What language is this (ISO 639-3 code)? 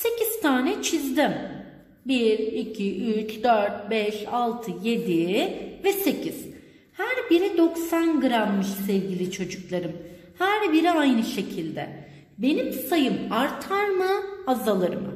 tur